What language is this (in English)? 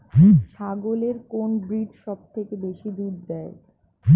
Bangla